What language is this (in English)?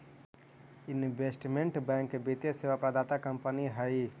Magahi